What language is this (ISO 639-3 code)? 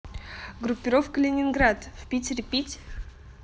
rus